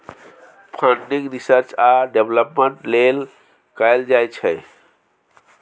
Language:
Maithili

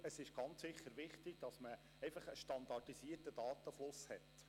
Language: Swiss German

